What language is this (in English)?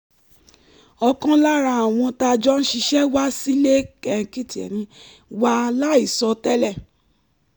Yoruba